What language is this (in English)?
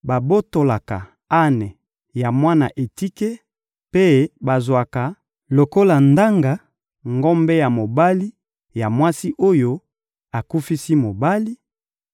Lingala